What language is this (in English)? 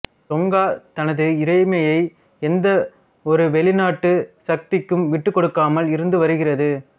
Tamil